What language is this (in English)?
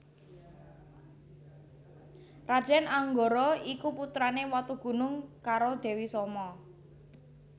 Javanese